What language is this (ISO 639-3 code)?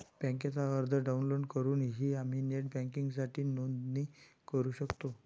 mar